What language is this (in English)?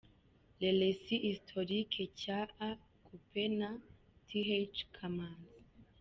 Kinyarwanda